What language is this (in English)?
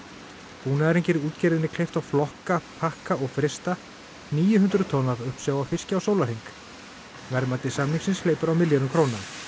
Icelandic